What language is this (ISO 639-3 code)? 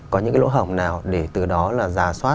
vie